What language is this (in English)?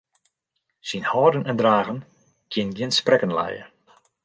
Western Frisian